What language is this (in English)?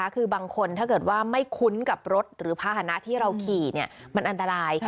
Thai